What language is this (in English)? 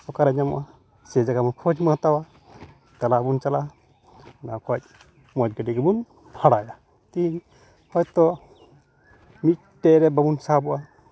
Santali